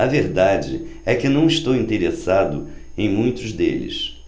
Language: Portuguese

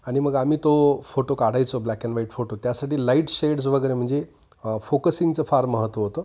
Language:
Marathi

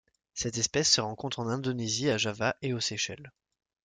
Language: French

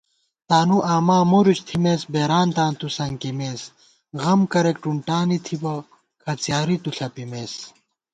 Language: Gawar-Bati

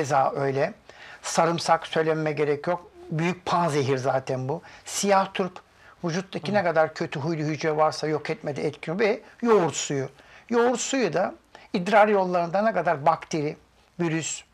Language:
Turkish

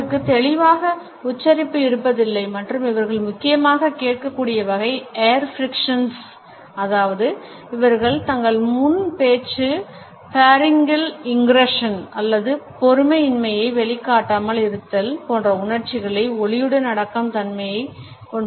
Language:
Tamil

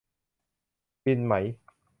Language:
Thai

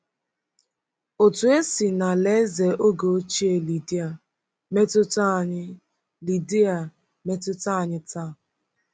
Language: Igbo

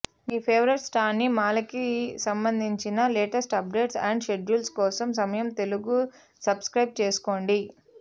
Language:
Telugu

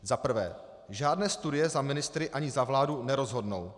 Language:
Czech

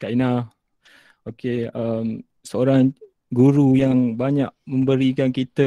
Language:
Malay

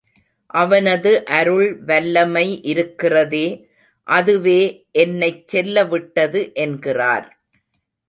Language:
Tamil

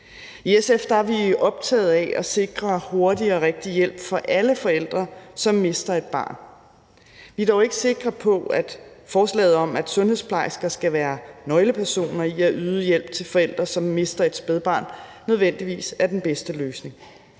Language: Danish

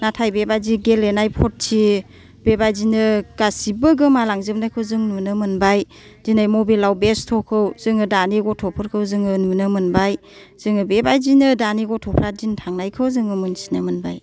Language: Bodo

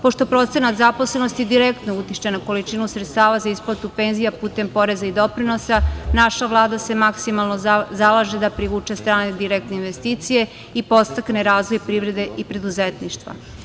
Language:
Serbian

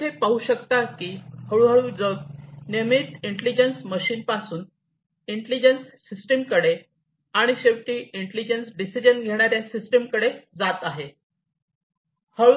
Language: Marathi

